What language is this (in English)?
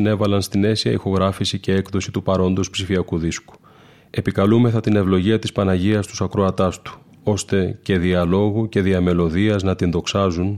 Greek